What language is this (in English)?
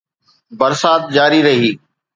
Sindhi